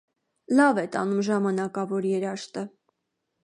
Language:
Armenian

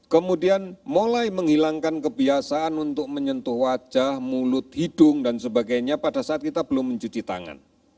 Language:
Indonesian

